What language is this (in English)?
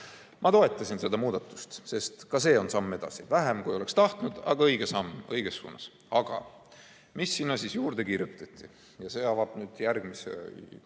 Estonian